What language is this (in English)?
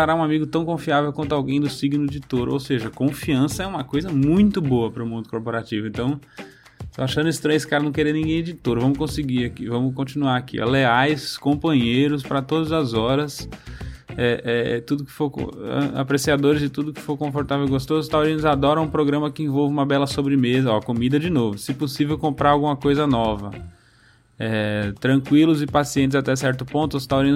Portuguese